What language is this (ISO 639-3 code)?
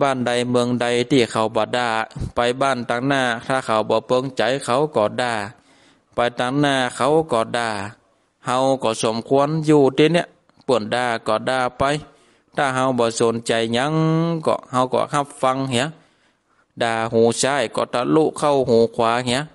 tha